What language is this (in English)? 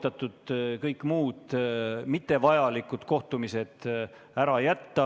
Estonian